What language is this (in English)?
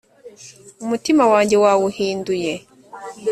Kinyarwanda